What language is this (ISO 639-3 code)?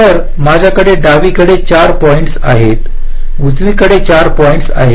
mar